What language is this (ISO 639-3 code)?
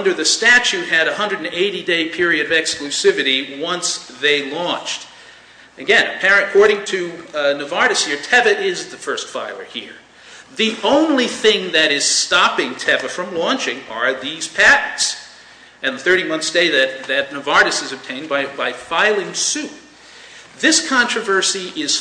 eng